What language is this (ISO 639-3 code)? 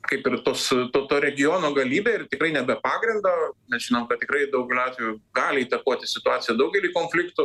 lit